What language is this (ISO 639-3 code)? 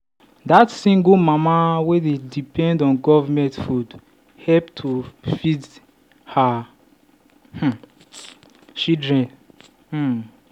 pcm